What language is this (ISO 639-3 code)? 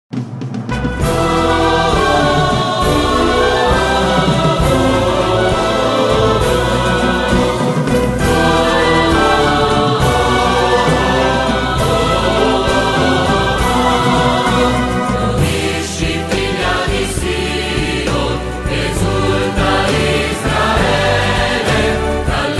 ron